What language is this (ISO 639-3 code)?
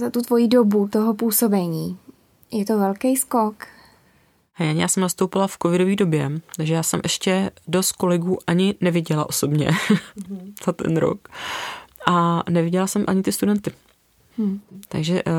ces